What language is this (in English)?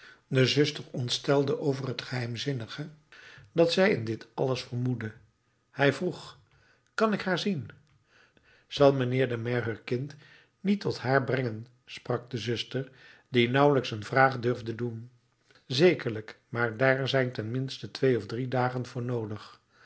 Dutch